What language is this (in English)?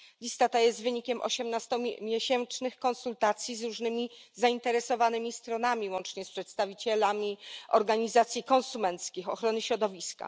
Polish